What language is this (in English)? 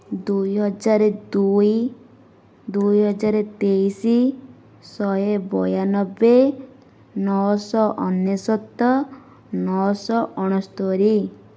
Odia